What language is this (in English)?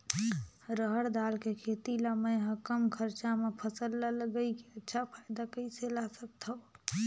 Chhattisgarhi